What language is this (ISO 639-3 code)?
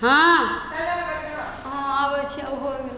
hin